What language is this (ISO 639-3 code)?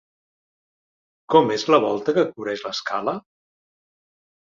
cat